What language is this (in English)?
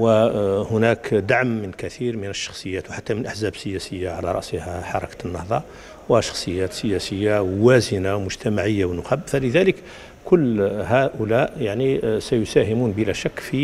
Arabic